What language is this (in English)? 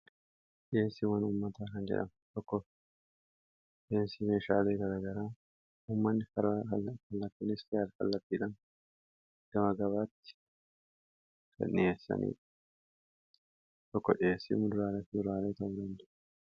Oromo